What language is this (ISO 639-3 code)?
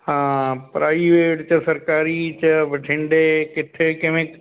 pan